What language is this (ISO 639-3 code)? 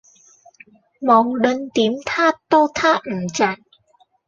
yue